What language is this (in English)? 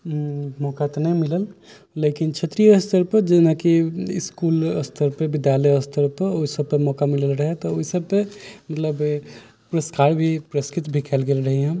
Maithili